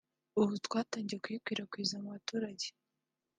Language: Kinyarwanda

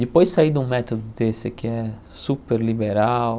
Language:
Portuguese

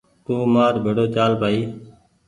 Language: Goaria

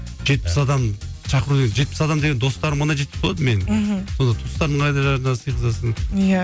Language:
Kazakh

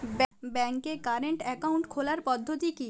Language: Bangla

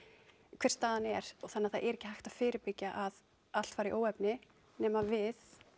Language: Icelandic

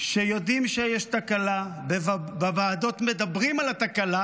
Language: Hebrew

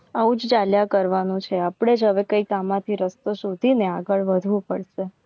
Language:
Gujarati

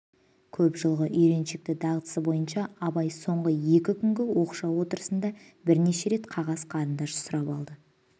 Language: Kazakh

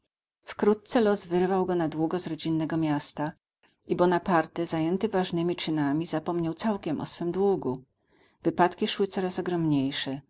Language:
Polish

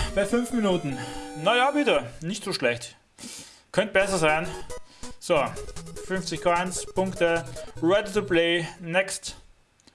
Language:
German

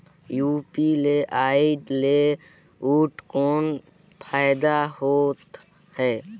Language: Chhattisgarhi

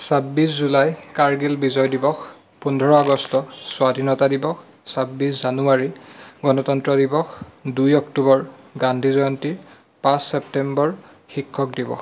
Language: Assamese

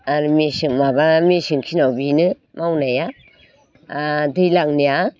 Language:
Bodo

